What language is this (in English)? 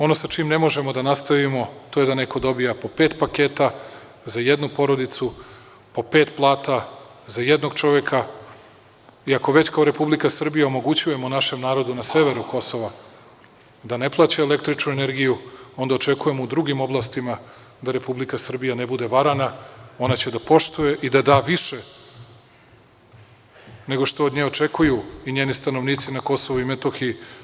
Serbian